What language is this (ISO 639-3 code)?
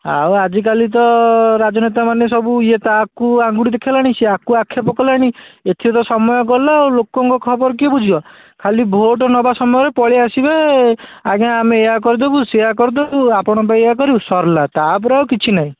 ori